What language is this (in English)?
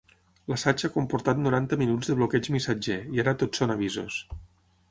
Catalan